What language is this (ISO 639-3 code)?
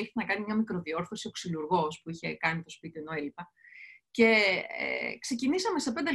ell